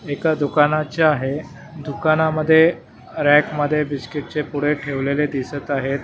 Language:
Marathi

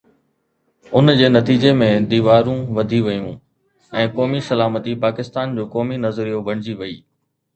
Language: Sindhi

